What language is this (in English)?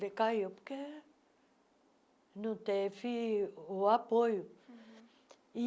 Portuguese